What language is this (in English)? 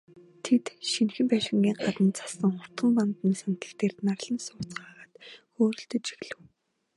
Mongolian